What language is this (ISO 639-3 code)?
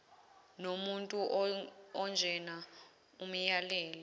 zul